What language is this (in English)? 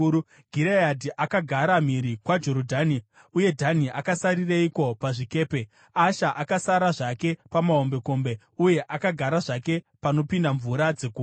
Shona